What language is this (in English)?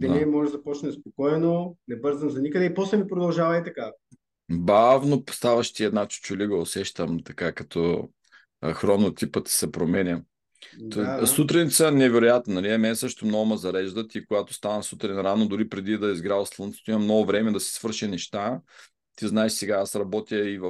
Bulgarian